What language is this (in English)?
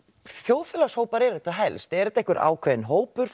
Icelandic